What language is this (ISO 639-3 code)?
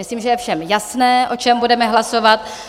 ces